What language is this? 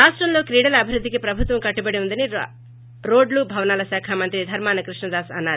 Telugu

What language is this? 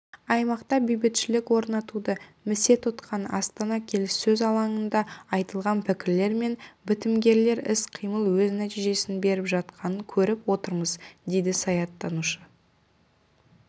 Kazakh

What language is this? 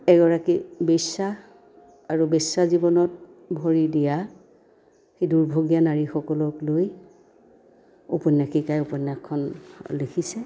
Assamese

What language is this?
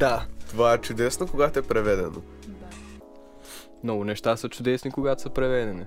Bulgarian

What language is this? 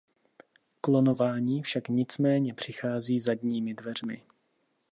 Czech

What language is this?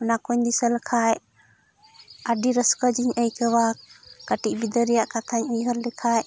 Santali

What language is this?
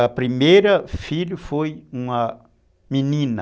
Portuguese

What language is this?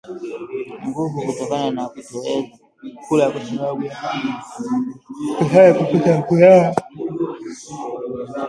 Swahili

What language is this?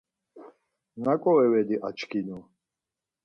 Laz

